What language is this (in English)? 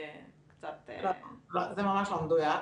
Hebrew